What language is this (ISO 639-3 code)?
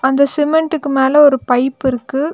tam